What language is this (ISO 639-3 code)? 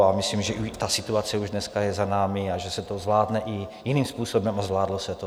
ces